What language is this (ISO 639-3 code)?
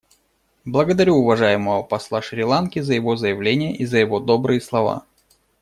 rus